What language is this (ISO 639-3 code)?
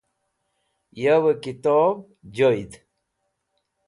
wbl